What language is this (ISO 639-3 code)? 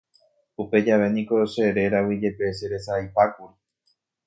grn